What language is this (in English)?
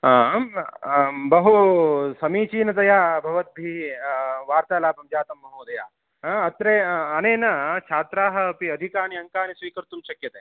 Sanskrit